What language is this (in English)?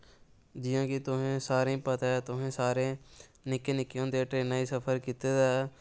Dogri